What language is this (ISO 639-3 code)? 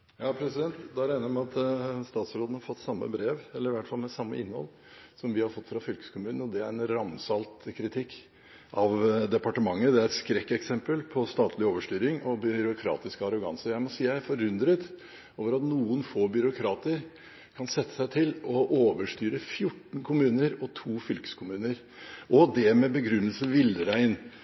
nor